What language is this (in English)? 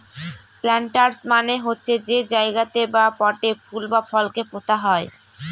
Bangla